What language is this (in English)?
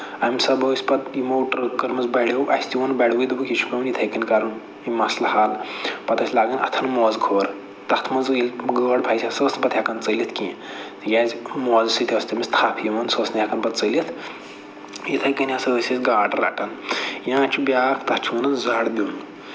Kashmiri